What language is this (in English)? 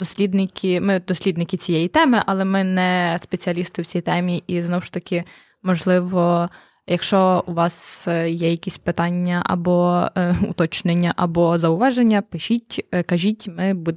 Ukrainian